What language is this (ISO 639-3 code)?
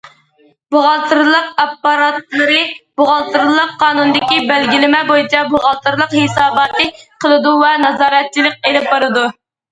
uig